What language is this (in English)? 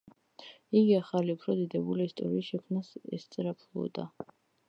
Georgian